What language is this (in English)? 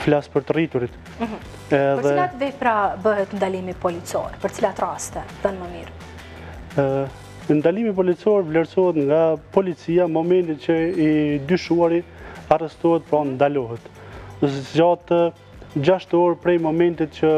Romanian